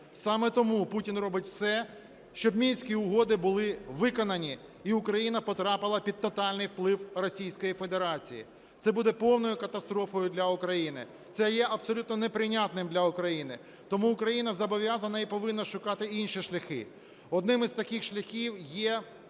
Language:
Ukrainian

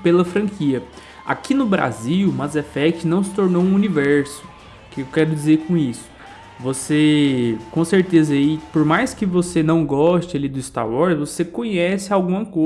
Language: Portuguese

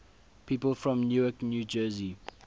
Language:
English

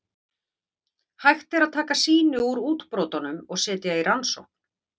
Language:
Icelandic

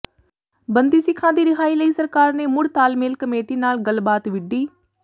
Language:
Punjabi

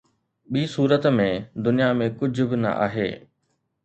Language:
Sindhi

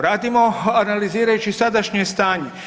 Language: Croatian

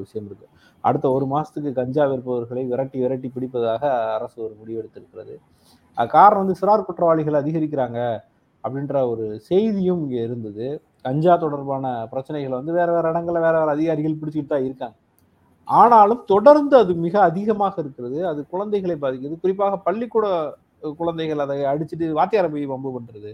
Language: Tamil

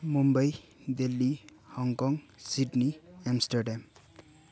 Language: Nepali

